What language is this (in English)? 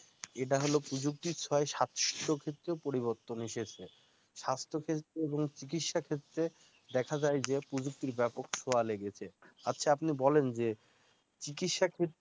Bangla